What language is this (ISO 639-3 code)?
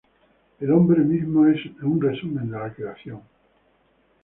spa